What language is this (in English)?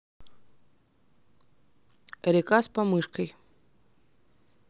Russian